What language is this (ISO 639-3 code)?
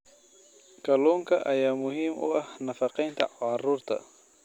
som